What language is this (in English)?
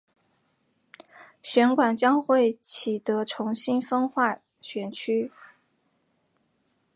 Chinese